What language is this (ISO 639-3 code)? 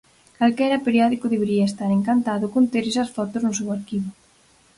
glg